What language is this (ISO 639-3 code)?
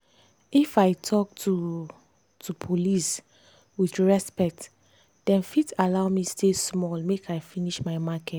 pcm